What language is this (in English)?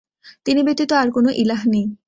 Bangla